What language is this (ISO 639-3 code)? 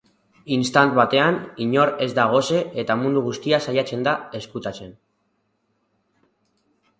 eus